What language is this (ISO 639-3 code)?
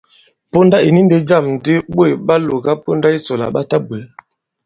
abb